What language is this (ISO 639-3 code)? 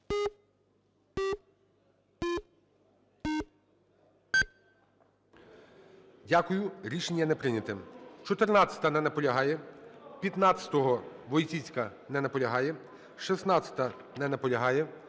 ukr